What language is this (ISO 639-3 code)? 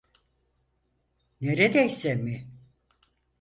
tur